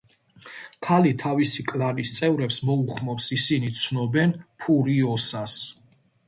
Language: Georgian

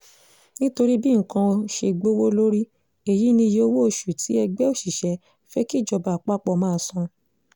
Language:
Yoruba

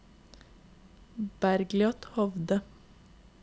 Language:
Norwegian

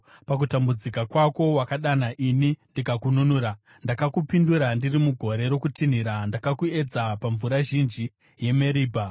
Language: Shona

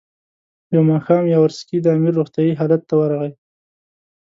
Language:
Pashto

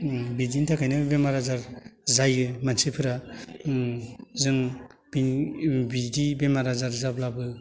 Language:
Bodo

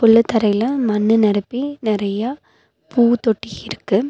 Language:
Tamil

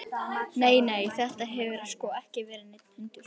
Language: Icelandic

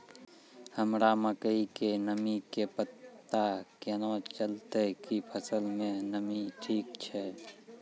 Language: Maithili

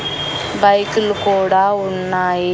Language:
Telugu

